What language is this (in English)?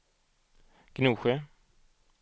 Swedish